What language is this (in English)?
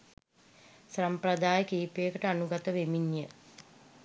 Sinhala